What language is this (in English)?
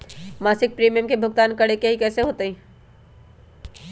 Magahi